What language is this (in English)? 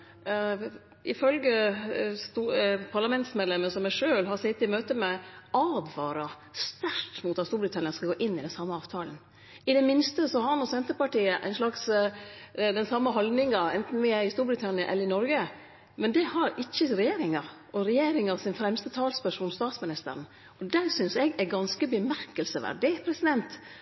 Norwegian Nynorsk